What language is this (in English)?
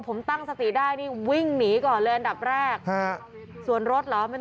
Thai